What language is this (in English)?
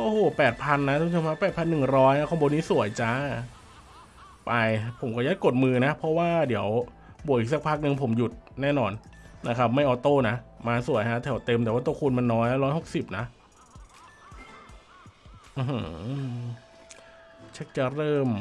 Thai